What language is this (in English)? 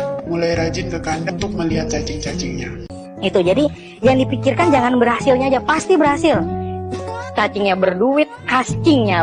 Indonesian